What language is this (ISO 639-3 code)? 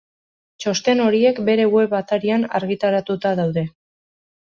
eus